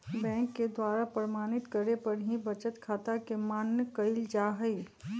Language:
Magahi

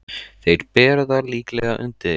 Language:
Icelandic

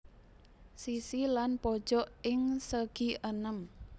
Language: Javanese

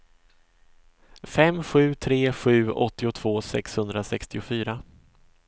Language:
Swedish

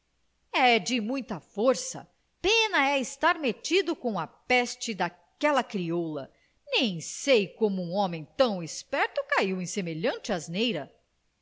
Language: Portuguese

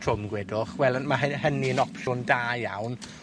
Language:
Welsh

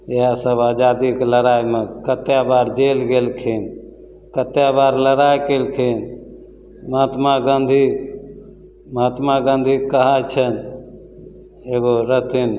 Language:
Maithili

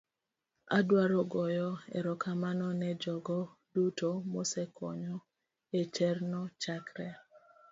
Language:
Luo (Kenya and Tanzania)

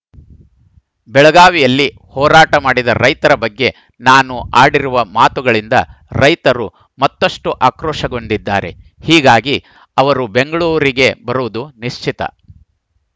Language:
Kannada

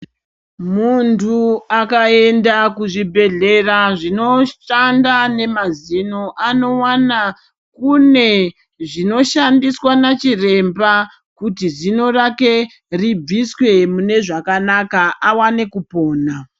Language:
Ndau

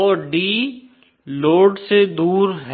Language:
Hindi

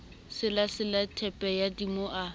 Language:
Southern Sotho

